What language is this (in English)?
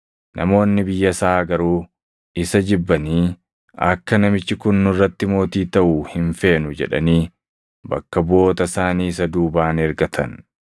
Oromo